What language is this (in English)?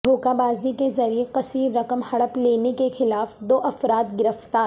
Urdu